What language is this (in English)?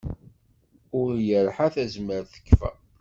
Kabyle